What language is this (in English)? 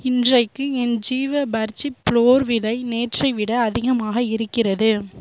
Tamil